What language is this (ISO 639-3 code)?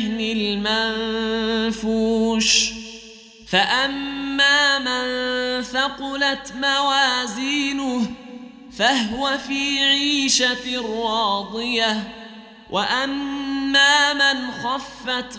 ara